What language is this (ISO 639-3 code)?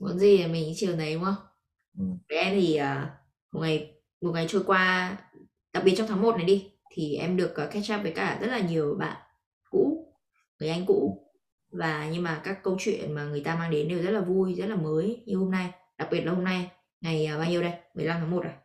vie